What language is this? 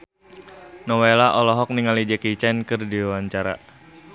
Sundanese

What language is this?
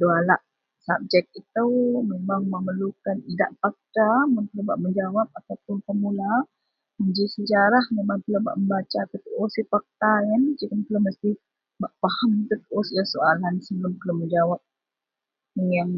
Central Melanau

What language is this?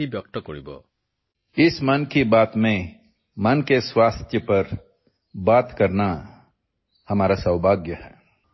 Assamese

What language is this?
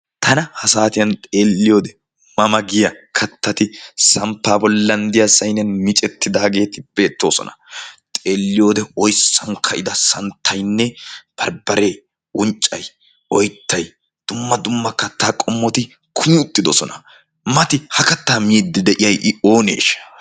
Wolaytta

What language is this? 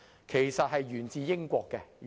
Cantonese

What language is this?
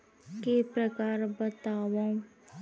Chhattisgarhi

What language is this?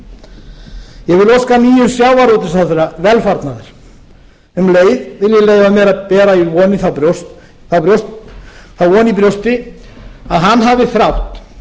Icelandic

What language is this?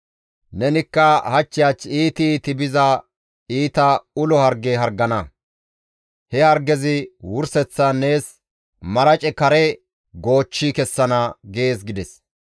Gamo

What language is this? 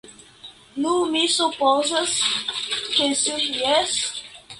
Esperanto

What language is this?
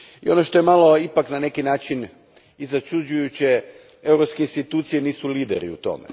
Croatian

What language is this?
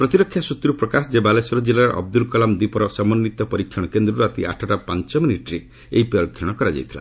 Odia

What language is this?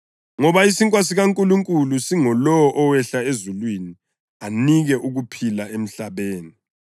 North Ndebele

